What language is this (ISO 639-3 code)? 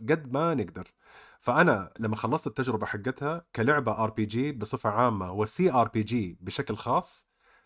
ara